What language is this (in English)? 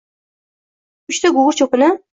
Uzbek